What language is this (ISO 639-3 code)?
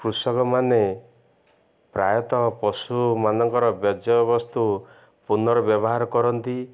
ori